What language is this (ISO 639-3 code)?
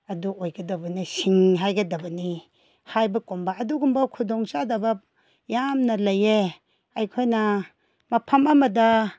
mni